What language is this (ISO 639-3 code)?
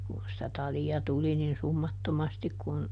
fin